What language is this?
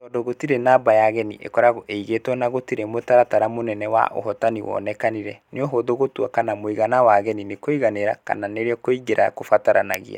Kikuyu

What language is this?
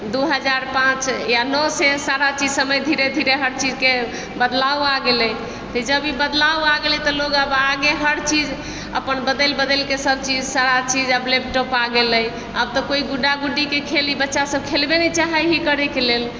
Maithili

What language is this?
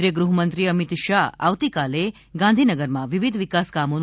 Gujarati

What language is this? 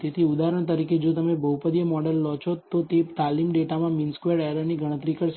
Gujarati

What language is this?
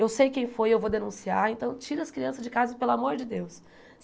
Portuguese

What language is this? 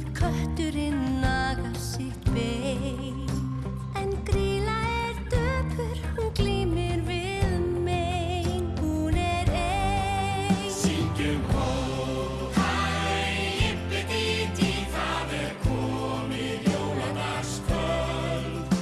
Icelandic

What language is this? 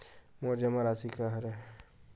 Chhattisgarhi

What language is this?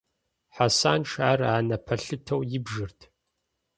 Kabardian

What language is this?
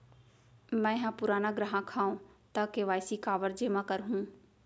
Chhattisgarhi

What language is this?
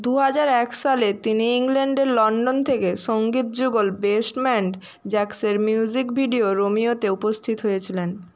Bangla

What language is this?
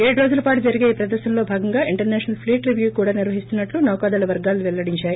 Telugu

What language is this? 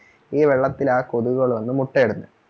Malayalam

